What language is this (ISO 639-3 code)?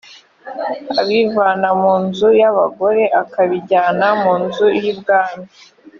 kin